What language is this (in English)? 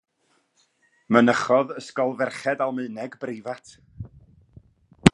Welsh